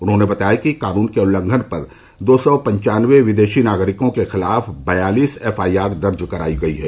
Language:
Hindi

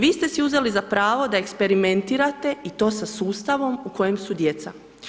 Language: Croatian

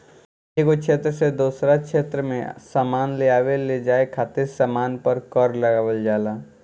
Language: Bhojpuri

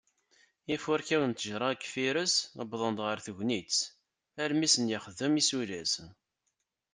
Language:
Kabyle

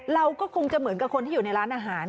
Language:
Thai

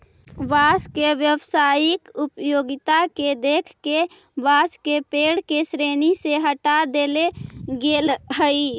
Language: Magahi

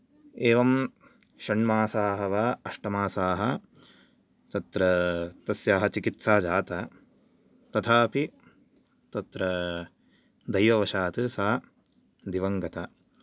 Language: Sanskrit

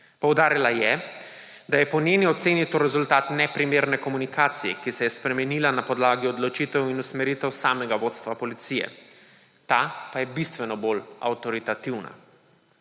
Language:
Slovenian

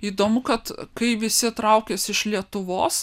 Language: Lithuanian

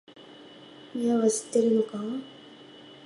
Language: Japanese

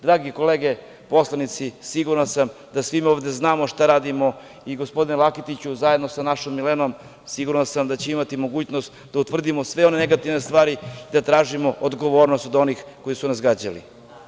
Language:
Serbian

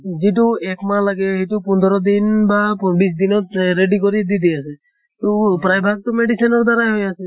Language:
Assamese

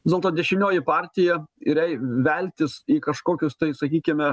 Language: Lithuanian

